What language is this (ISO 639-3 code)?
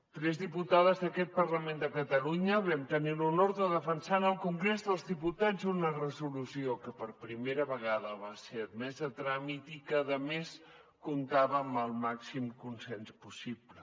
cat